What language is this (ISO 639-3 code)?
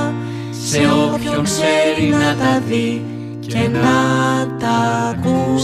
ell